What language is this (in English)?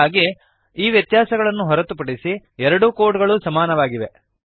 Kannada